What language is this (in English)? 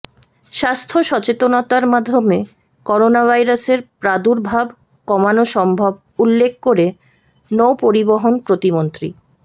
Bangla